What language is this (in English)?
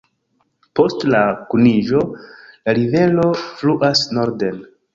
Esperanto